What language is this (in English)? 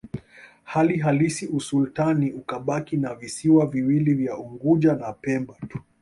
Swahili